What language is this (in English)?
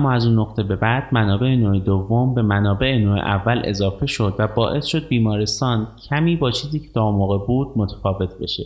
Persian